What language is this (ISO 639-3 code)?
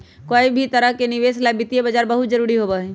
mag